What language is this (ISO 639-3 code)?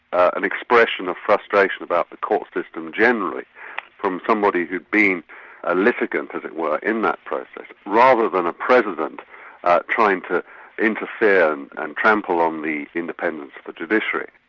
eng